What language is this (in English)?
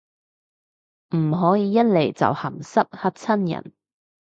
Cantonese